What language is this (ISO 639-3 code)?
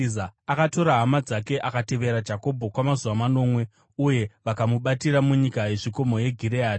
sna